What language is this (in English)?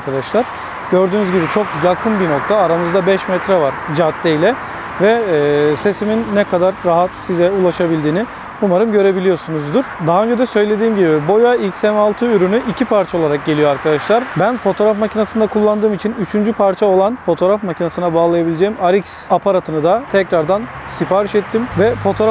Turkish